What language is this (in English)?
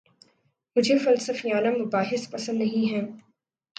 Urdu